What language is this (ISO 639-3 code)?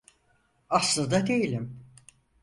tur